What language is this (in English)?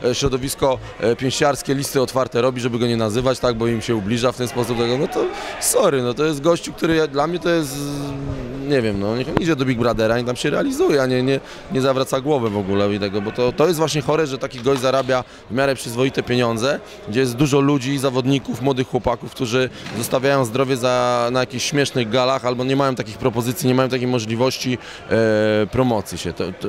Polish